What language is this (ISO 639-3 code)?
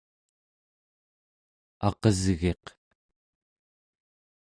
esu